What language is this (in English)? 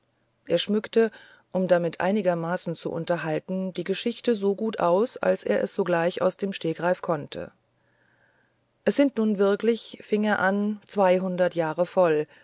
German